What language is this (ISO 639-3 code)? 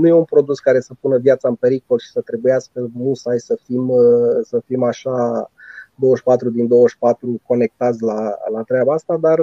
ron